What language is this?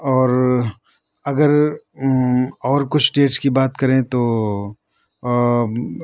Urdu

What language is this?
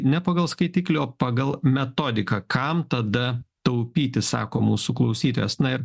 Lithuanian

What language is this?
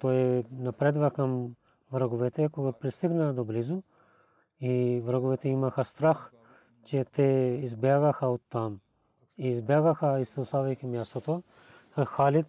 Bulgarian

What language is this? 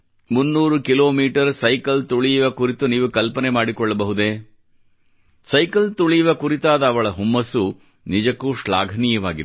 Kannada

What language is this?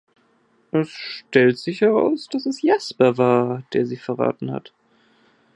German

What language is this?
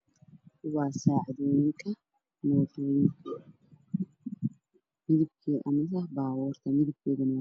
Somali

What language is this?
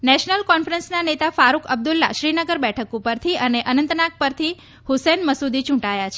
Gujarati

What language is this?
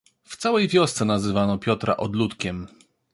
Polish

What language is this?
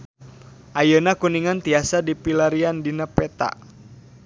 Sundanese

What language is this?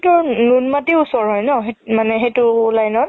Assamese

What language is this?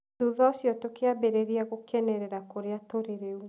Kikuyu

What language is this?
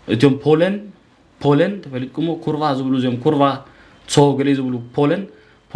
Arabic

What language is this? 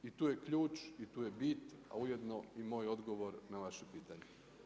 Croatian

